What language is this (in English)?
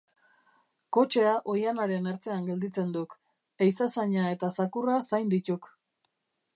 Basque